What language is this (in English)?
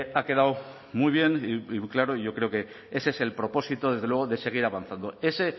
Spanish